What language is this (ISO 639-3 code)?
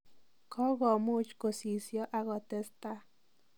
kln